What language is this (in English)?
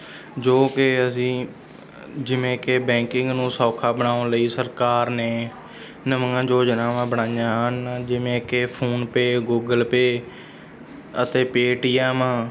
Punjabi